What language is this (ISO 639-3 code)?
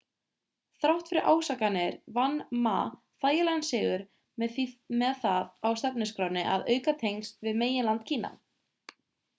isl